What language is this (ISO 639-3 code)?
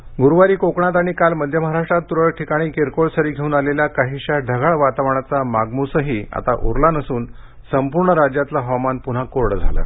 mar